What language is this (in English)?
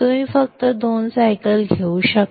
Marathi